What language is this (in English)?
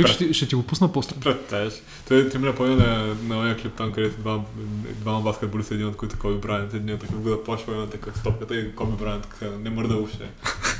Bulgarian